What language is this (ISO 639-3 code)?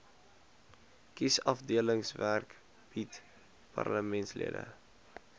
afr